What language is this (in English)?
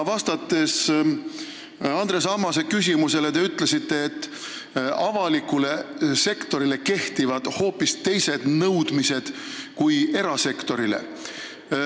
Estonian